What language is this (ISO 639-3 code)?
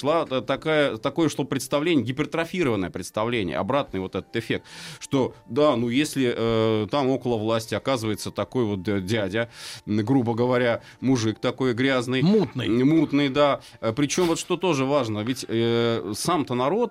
rus